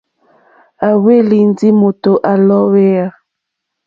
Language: Mokpwe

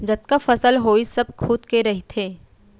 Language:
Chhattisgarhi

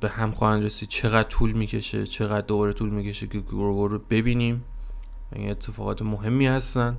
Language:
Persian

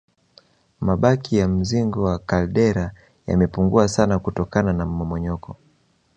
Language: Swahili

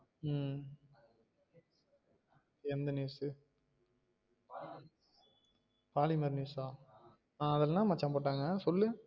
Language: Tamil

